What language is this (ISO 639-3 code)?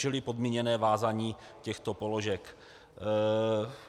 ces